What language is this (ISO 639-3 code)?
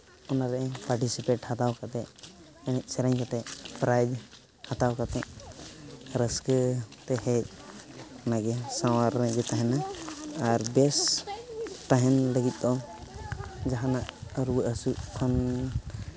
sat